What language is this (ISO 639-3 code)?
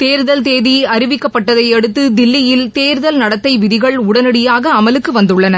tam